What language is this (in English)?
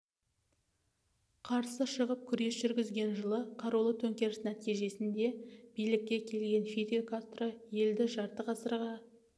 Kazakh